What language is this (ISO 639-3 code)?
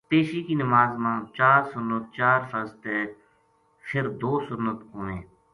gju